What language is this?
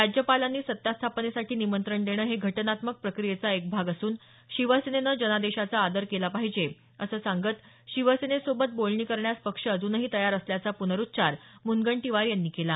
Marathi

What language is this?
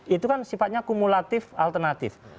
Indonesian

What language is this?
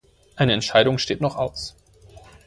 German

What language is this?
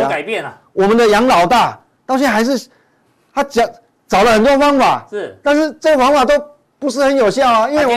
Chinese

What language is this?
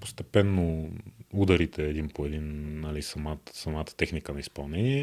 Bulgarian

